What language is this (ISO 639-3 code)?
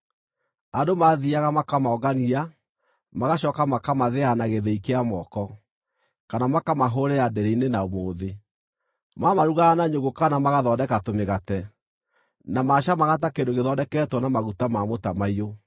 kik